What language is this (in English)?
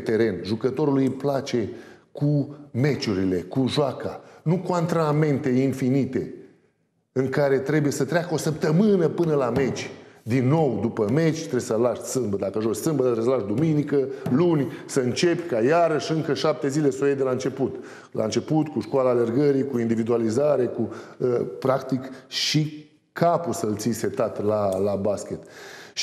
Romanian